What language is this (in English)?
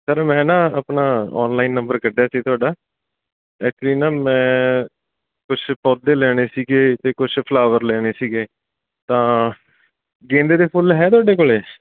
Punjabi